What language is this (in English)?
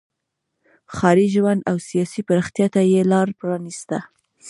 Pashto